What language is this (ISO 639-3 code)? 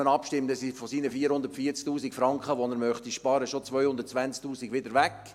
gsw